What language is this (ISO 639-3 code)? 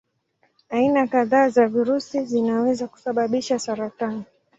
swa